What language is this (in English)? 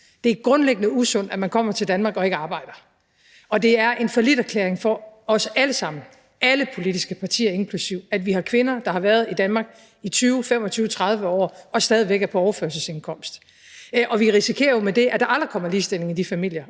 Danish